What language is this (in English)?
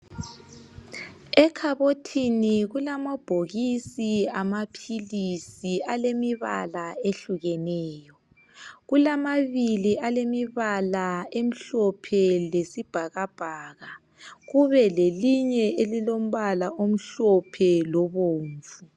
North Ndebele